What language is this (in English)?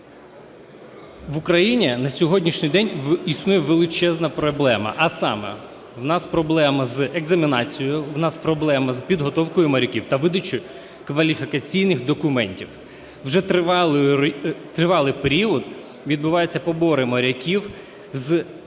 Ukrainian